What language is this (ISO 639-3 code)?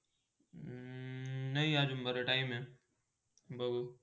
mar